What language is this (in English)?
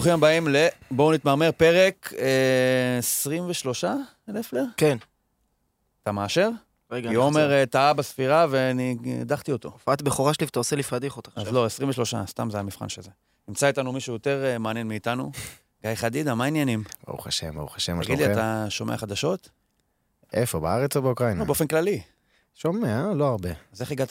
Hebrew